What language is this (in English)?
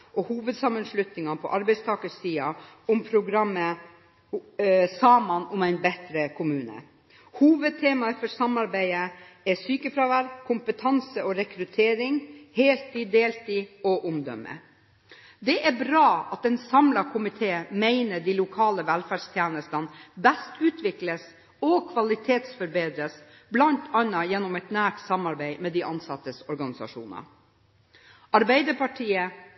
Norwegian Bokmål